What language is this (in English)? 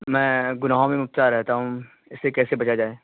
Urdu